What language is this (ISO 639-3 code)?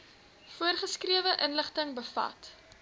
afr